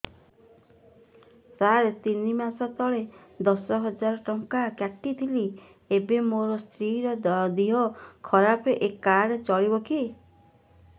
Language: Odia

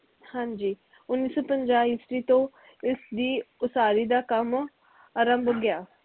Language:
Punjabi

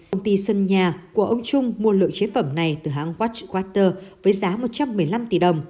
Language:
Vietnamese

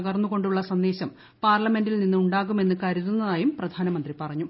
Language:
Malayalam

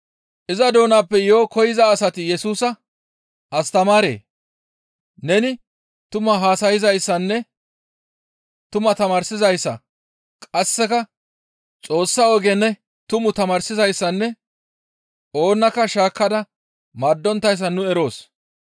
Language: Gamo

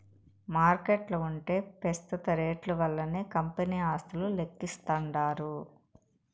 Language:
Telugu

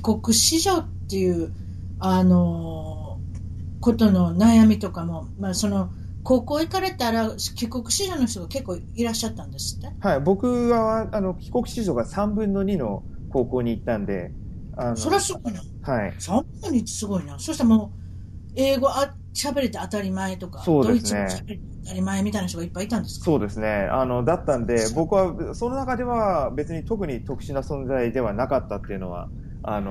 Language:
Japanese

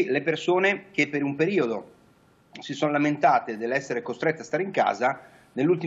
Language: Italian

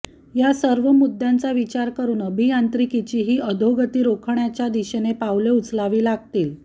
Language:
Marathi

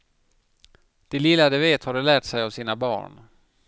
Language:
Swedish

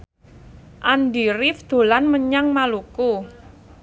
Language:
Javanese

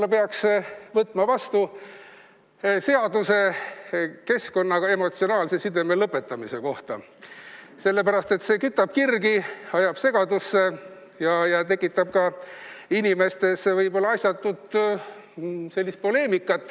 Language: Estonian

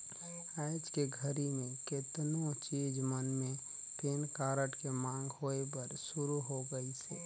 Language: Chhattisgarhi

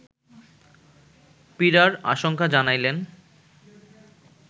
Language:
Bangla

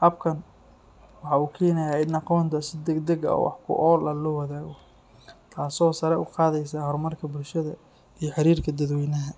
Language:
Somali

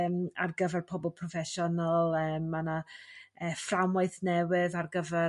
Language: Welsh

